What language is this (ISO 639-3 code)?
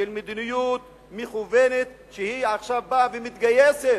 heb